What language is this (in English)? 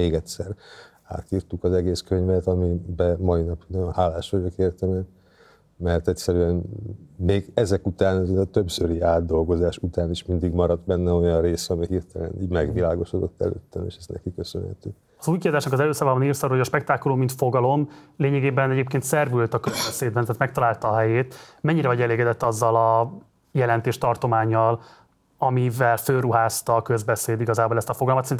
Hungarian